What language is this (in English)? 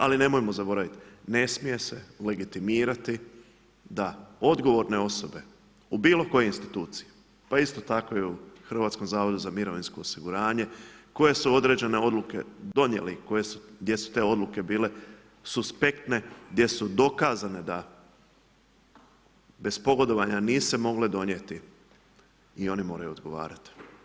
Croatian